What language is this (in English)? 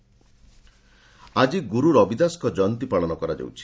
Odia